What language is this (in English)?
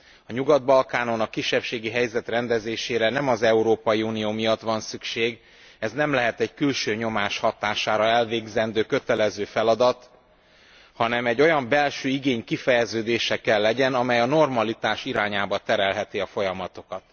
Hungarian